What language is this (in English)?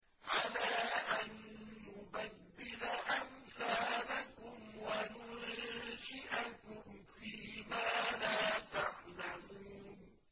Arabic